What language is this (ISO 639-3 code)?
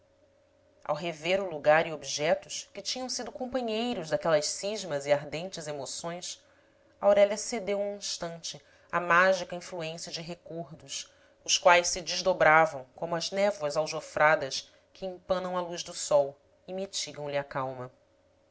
por